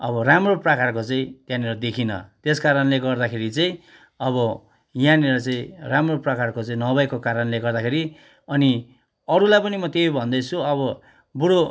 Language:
Nepali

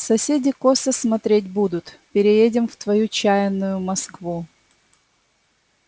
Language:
Russian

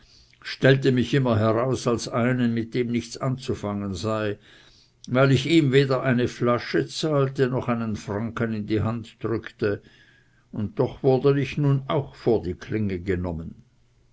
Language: German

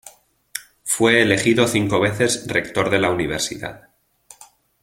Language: Spanish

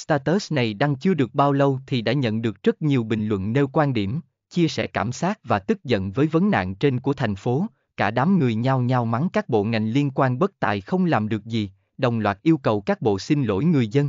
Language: Vietnamese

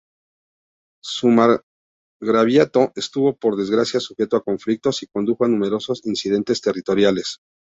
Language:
Spanish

